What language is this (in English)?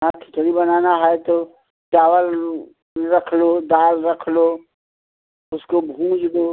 Hindi